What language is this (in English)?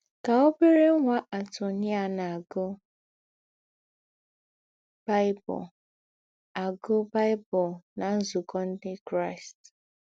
Igbo